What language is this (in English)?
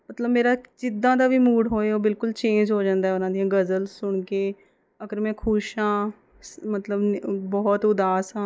Punjabi